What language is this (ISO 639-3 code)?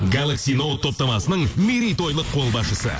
kaz